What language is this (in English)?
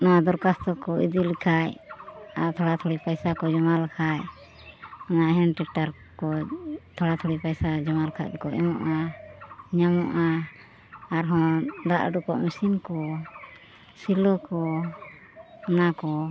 Santali